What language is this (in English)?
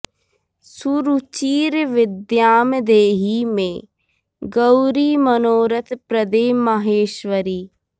Sanskrit